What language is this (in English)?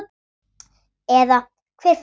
Icelandic